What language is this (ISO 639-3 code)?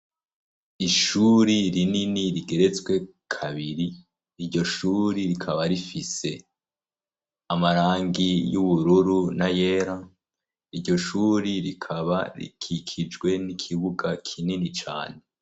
run